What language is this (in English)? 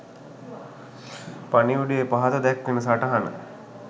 Sinhala